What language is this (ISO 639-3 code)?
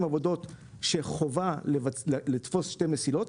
heb